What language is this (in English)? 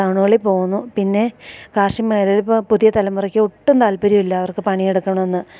Malayalam